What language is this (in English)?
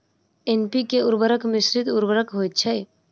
Maithili